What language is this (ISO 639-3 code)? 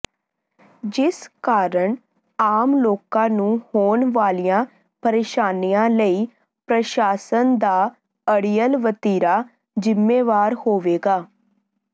pan